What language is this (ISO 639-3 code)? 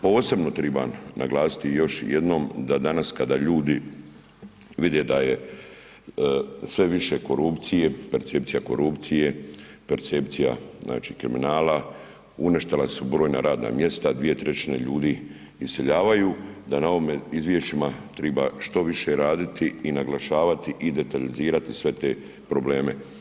hrv